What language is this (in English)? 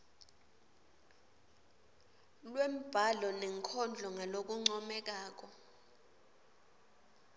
Swati